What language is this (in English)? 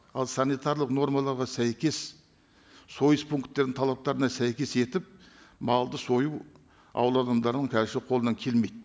Kazakh